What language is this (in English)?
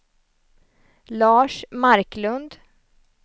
Swedish